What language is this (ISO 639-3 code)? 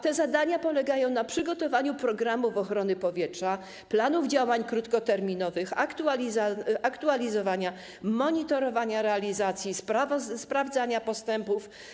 pol